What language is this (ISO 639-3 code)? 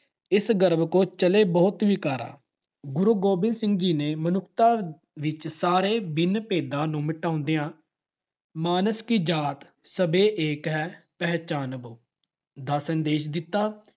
pan